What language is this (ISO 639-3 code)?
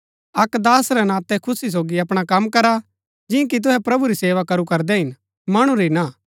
gbk